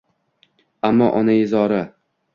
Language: Uzbek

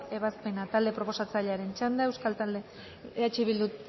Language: Basque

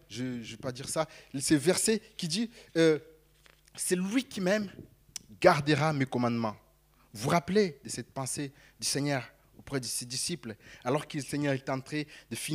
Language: French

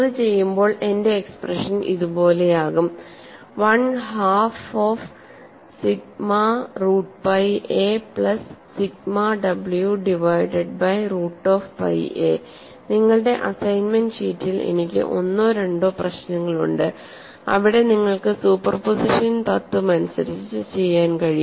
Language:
Malayalam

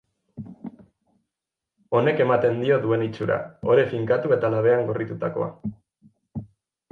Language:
Basque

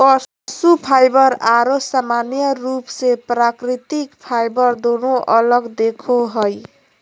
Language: Magahi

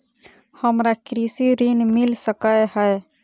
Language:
Maithili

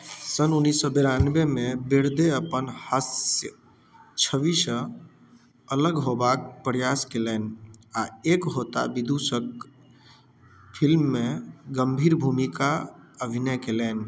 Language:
Maithili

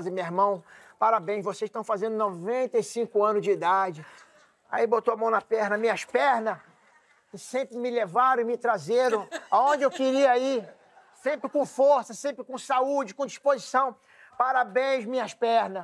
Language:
Portuguese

